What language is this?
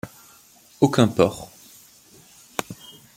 French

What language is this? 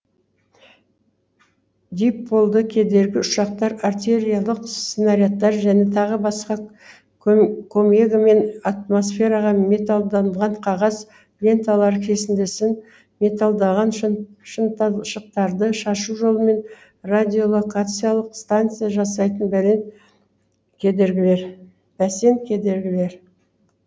Kazakh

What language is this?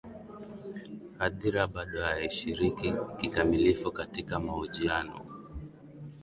Swahili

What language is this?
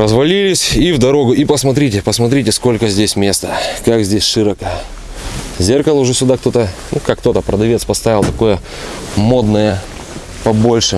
Russian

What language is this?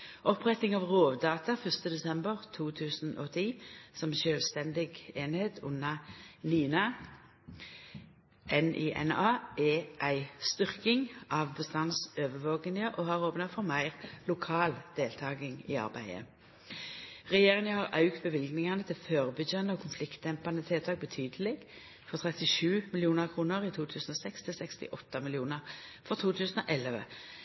Norwegian Nynorsk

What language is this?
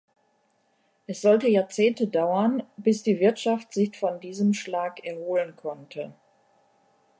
German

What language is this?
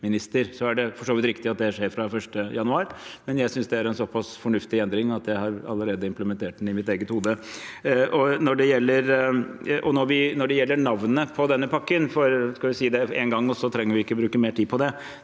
Norwegian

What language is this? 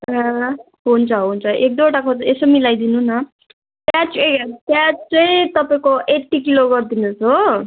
Nepali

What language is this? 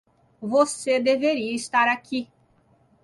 Portuguese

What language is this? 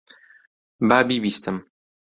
Central Kurdish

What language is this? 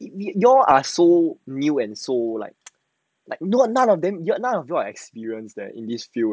English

